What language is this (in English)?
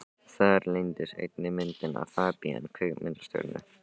Icelandic